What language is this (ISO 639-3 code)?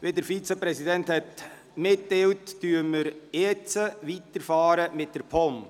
gsw